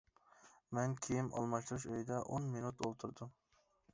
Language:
Uyghur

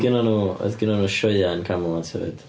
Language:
Welsh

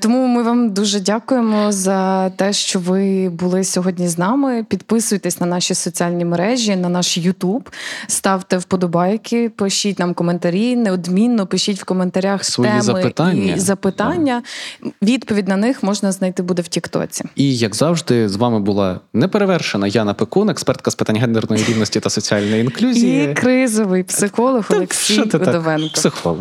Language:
Ukrainian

